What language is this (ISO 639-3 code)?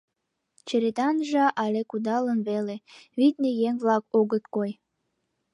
chm